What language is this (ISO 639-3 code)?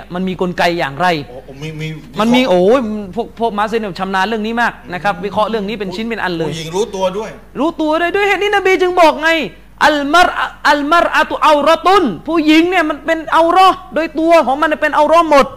tha